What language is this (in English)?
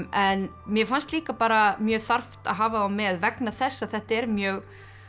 Icelandic